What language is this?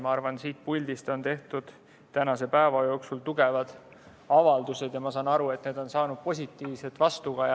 Estonian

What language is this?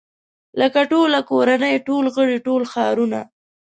Pashto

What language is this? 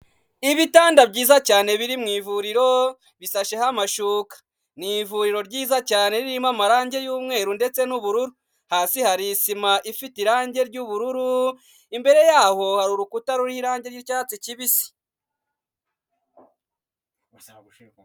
Kinyarwanda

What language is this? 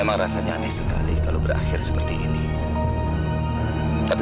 Indonesian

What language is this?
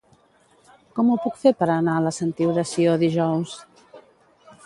Catalan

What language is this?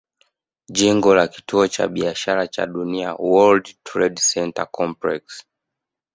Swahili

